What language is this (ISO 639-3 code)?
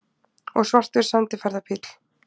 isl